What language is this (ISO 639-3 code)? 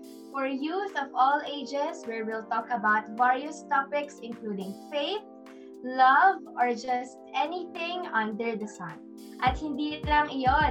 fil